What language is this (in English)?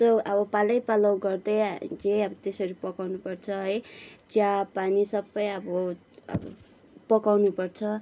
Nepali